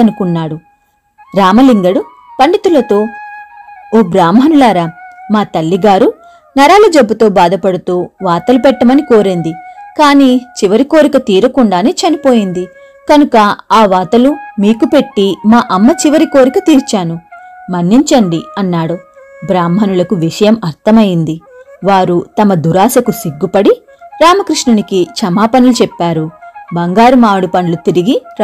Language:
Telugu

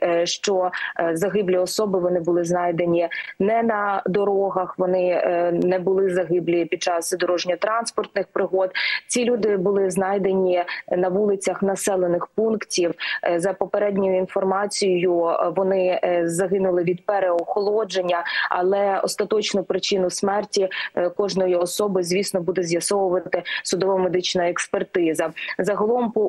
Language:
Ukrainian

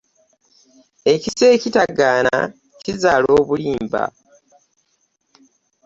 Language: Ganda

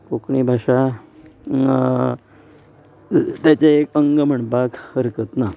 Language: Konkani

